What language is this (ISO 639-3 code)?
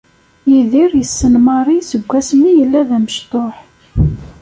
kab